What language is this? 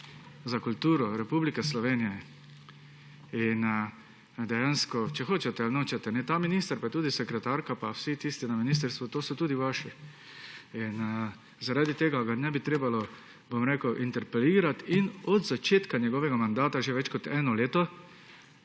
Slovenian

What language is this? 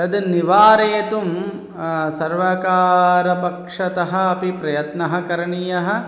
Sanskrit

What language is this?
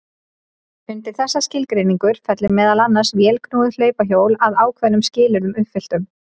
Icelandic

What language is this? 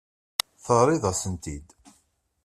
Kabyle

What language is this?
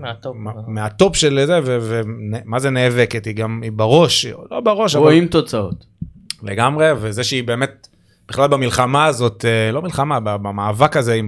Hebrew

